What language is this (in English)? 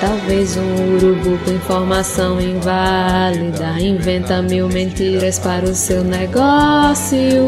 Portuguese